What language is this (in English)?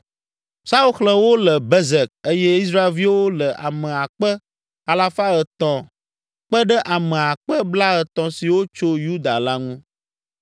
Ewe